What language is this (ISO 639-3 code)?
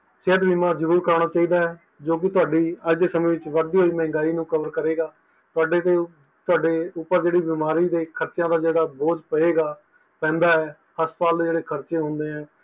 pan